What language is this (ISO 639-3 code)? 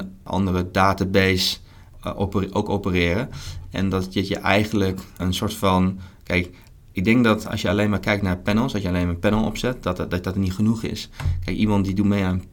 nld